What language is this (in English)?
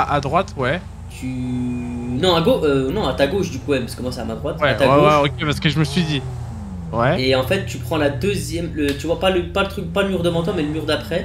French